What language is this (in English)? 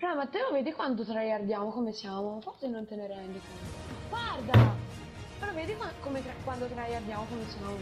Italian